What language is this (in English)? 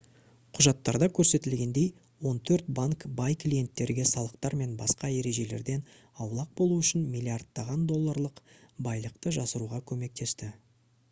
Kazakh